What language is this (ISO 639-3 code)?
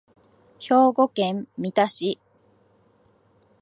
jpn